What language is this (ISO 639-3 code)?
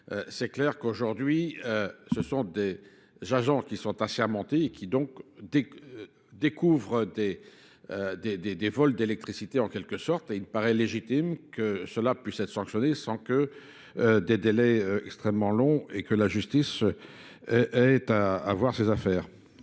fra